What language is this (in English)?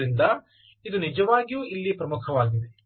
Kannada